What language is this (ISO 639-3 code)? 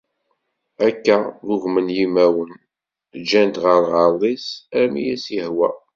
kab